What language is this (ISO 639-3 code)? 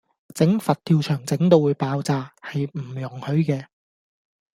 yue